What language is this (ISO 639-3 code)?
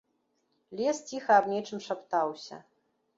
bel